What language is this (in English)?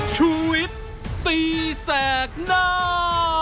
Thai